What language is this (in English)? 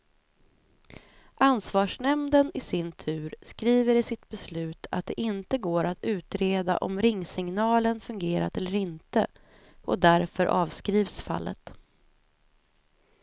Swedish